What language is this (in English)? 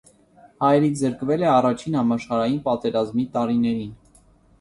Armenian